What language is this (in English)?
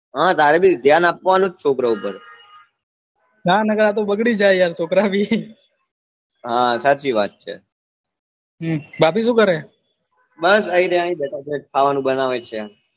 Gujarati